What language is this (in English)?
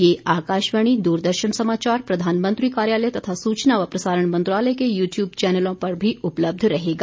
Hindi